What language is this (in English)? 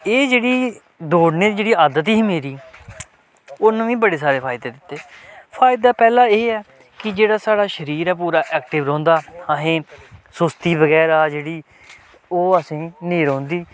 Dogri